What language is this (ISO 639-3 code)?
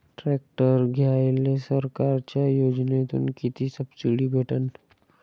mar